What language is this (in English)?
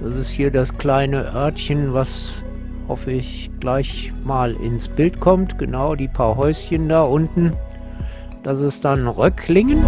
German